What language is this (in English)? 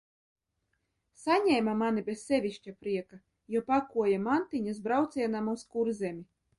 Latvian